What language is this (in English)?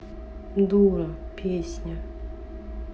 Russian